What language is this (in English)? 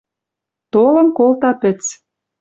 Western Mari